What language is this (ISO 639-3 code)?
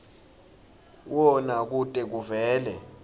ssw